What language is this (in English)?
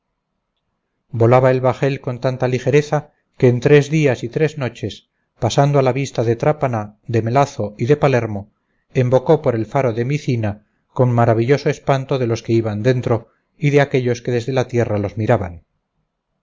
Spanish